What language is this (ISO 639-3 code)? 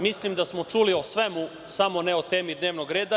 srp